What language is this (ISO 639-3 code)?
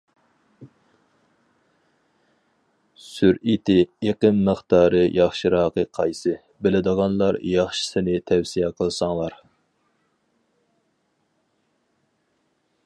uig